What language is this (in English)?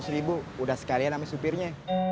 Indonesian